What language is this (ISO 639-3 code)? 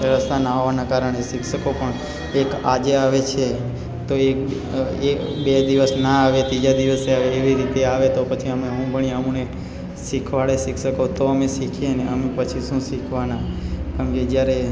guj